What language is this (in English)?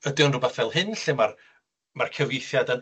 Welsh